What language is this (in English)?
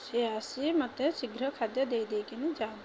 Odia